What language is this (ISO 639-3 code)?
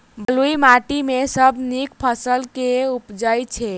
mai